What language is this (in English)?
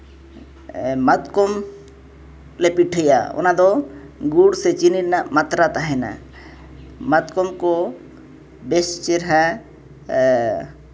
Santali